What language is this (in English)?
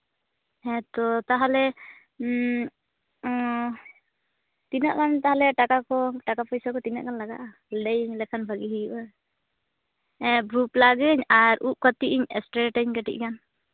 Santali